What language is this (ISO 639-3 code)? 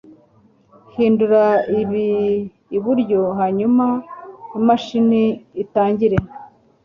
kin